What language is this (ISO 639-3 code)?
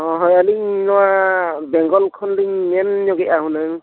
sat